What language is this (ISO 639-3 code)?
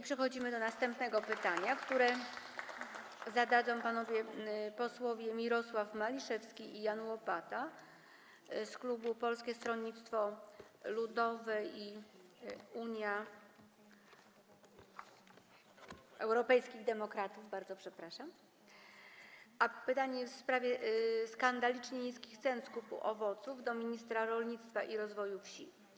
pol